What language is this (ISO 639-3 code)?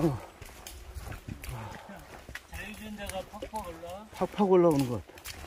kor